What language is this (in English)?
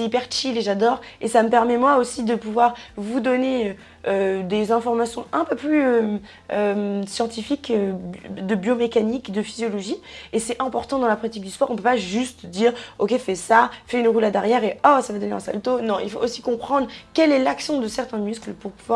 French